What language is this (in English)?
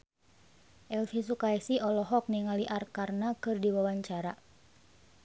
Sundanese